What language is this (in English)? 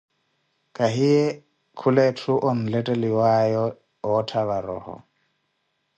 Koti